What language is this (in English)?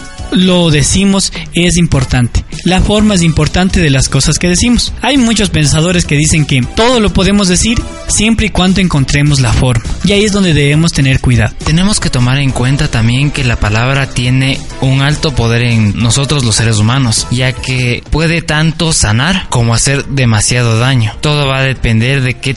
Spanish